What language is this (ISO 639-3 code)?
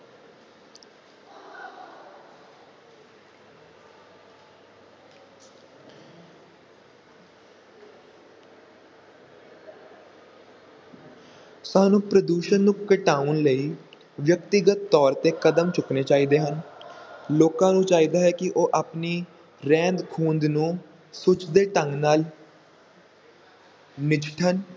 pan